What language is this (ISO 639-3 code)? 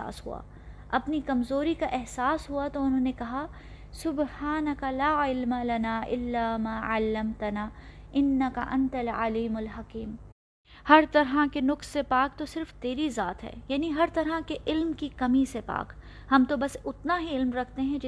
urd